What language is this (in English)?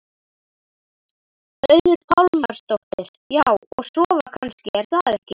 Icelandic